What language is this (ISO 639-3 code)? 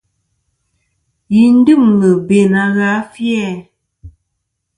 bkm